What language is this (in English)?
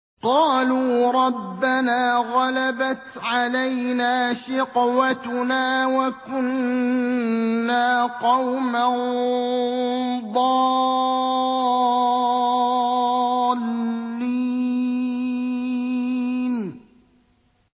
Arabic